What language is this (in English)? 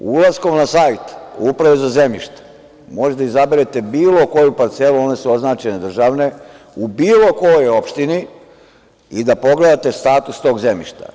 Serbian